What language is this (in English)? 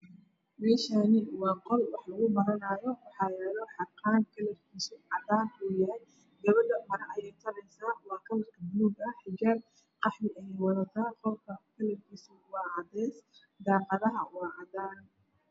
Somali